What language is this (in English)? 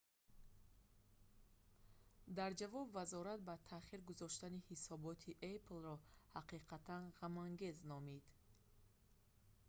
Tajik